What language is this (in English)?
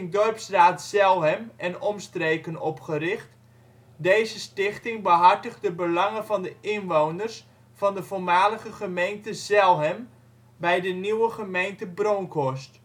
Dutch